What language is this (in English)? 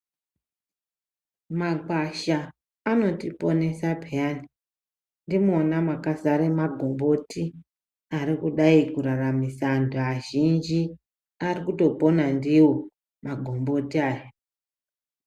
Ndau